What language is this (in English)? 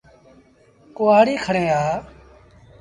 Sindhi Bhil